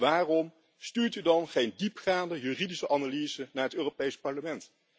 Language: Dutch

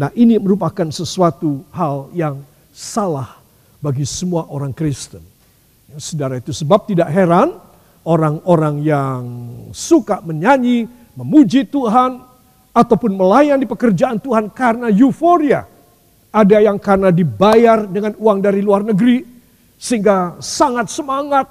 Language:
Indonesian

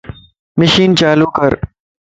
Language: Lasi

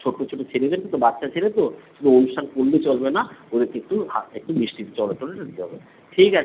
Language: Bangla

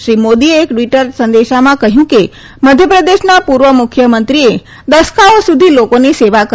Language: Gujarati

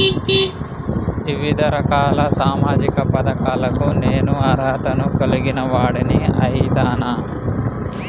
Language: Telugu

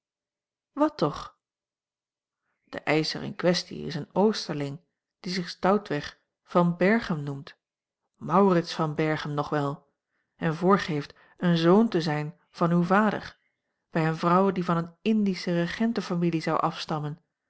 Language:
Dutch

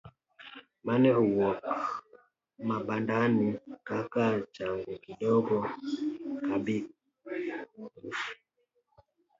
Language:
Luo (Kenya and Tanzania)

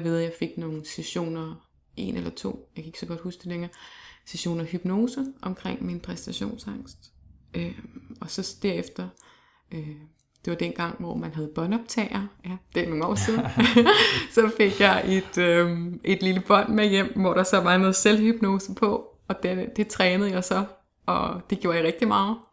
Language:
Danish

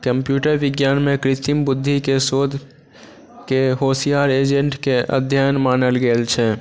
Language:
Maithili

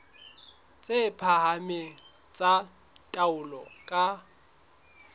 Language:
Southern Sotho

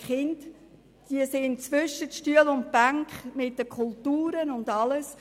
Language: Swiss German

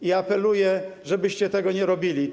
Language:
Polish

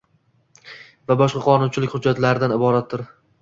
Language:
Uzbek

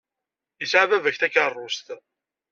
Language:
Kabyle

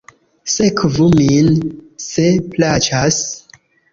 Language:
Esperanto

